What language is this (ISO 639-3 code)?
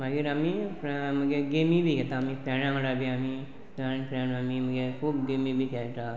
kok